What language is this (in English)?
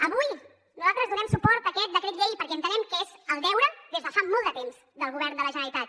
Catalan